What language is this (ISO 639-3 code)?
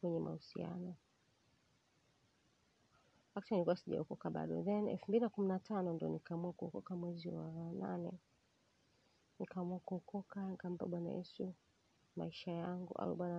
swa